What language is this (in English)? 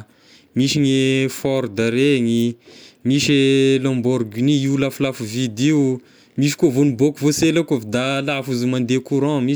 Tesaka Malagasy